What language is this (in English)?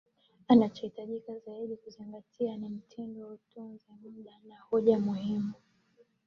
Swahili